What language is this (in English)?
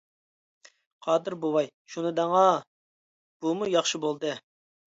Uyghur